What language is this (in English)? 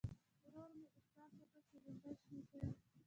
Pashto